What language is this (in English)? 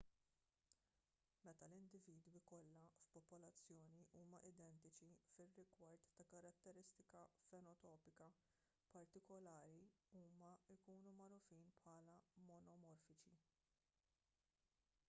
Maltese